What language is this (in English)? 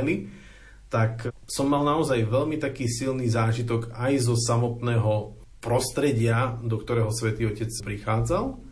Slovak